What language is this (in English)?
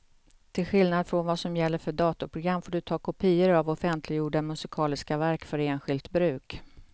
Swedish